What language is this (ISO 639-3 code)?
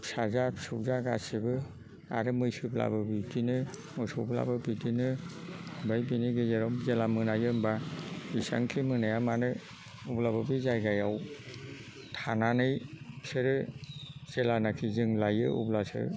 brx